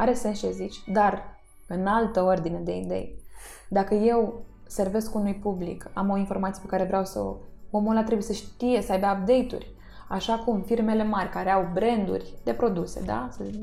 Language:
Romanian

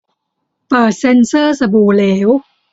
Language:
Thai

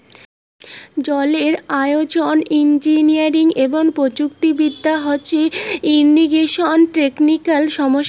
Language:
Bangla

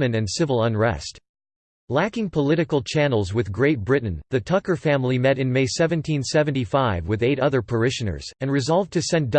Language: English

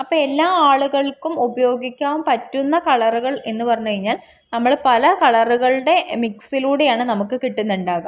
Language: Malayalam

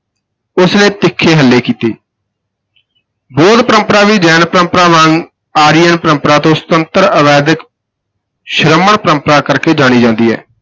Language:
Punjabi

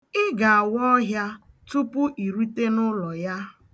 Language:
Igbo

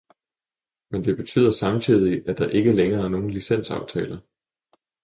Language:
Danish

